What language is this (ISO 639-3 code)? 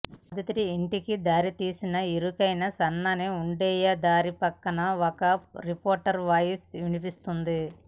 tel